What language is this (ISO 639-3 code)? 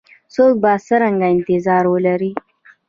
pus